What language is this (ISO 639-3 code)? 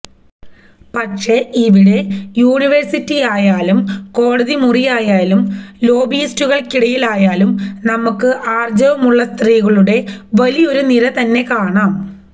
mal